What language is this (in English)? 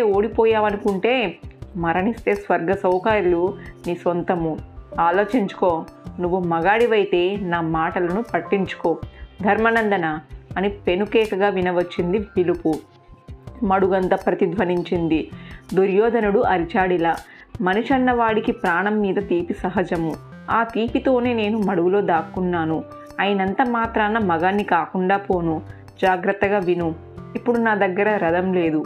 Telugu